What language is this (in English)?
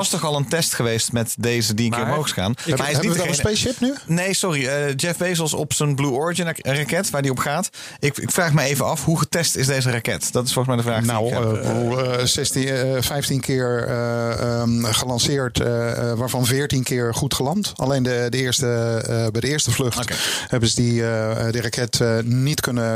Dutch